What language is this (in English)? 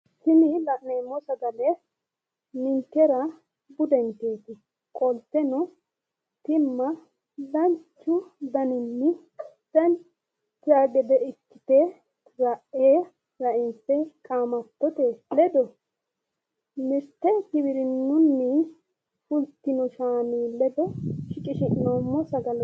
Sidamo